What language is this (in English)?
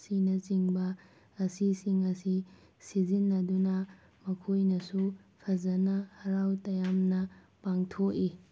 Manipuri